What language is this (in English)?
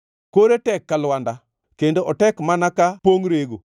Luo (Kenya and Tanzania)